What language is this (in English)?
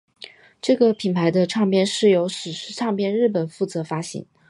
Chinese